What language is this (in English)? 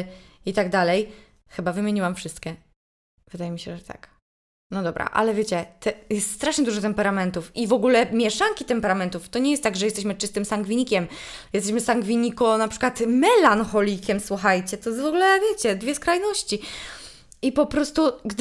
Polish